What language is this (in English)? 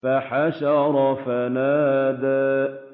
Arabic